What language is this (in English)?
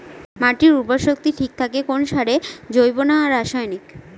Bangla